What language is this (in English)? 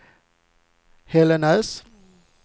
Swedish